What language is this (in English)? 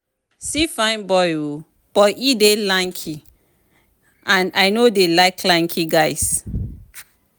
Nigerian Pidgin